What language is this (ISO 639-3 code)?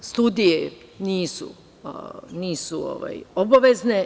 srp